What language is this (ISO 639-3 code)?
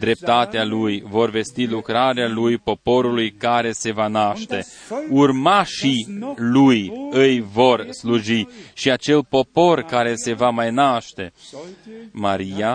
ron